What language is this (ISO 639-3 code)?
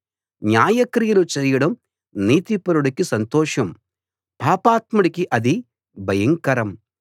tel